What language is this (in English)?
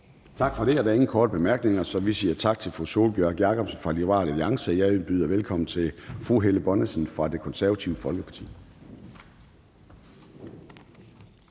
Danish